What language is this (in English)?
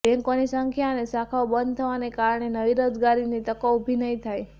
Gujarati